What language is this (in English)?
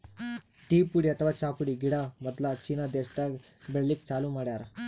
Kannada